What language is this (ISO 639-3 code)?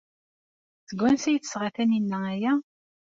kab